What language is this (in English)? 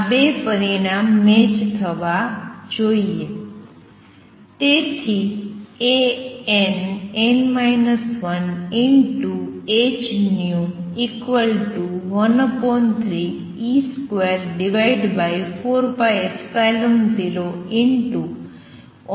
Gujarati